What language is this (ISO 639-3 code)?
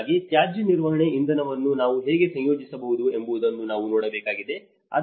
kan